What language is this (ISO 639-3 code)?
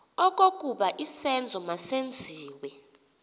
xho